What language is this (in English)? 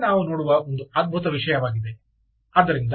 Kannada